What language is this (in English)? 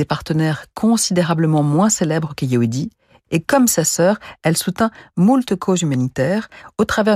French